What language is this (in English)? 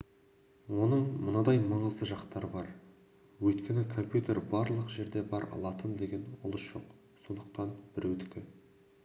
Kazakh